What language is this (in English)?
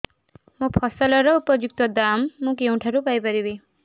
Odia